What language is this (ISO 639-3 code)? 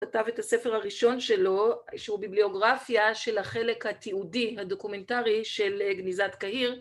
heb